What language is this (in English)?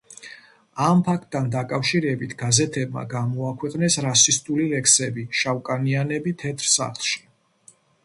Georgian